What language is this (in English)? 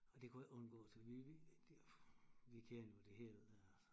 Danish